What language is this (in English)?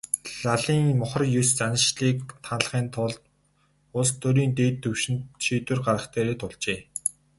Mongolian